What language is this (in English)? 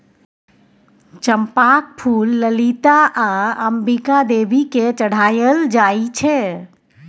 Maithili